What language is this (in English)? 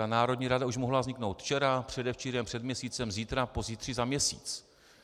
Czech